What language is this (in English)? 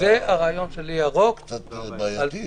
Hebrew